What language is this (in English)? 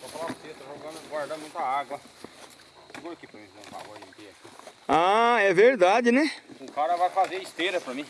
Portuguese